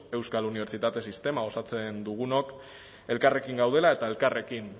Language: Basque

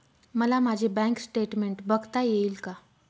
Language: Marathi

